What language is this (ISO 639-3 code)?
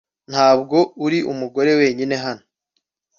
kin